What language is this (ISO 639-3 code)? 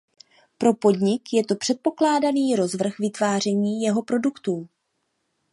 ces